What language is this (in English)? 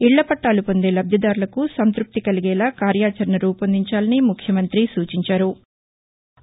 Telugu